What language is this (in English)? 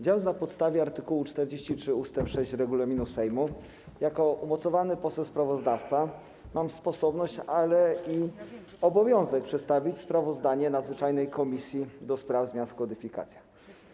Polish